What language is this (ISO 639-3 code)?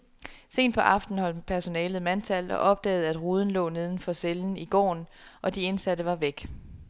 dan